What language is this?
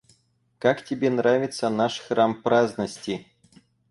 Russian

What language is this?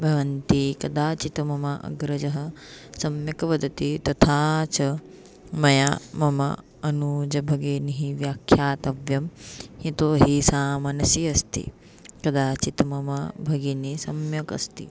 Sanskrit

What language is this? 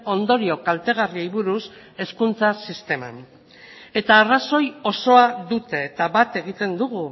Basque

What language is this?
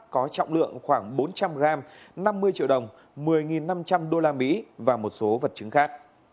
Vietnamese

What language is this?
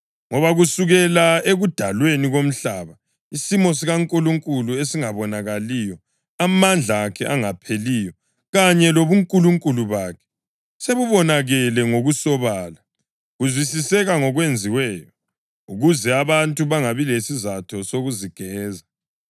North Ndebele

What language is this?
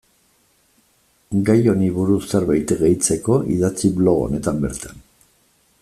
Basque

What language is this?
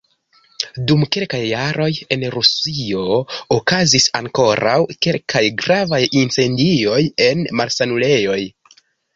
Esperanto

